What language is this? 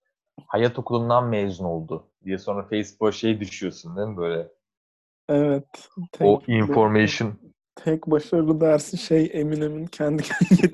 Turkish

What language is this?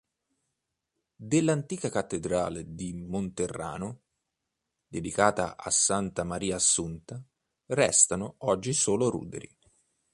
Italian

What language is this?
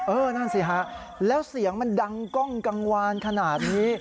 Thai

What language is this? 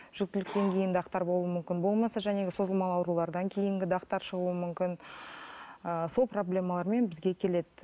Kazakh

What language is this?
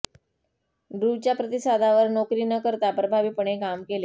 Marathi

